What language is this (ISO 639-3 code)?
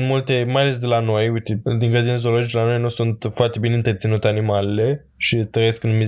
ron